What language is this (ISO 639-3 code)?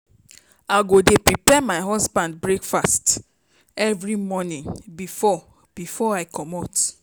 pcm